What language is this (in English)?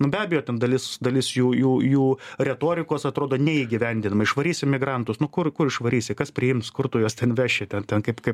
Lithuanian